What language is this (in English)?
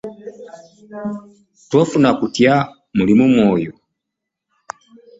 Ganda